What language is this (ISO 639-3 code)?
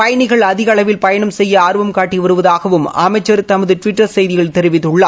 tam